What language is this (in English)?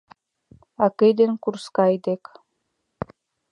Mari